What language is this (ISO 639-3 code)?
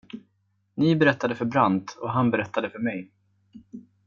swe